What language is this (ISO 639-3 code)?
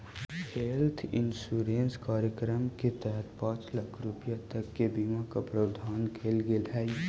mag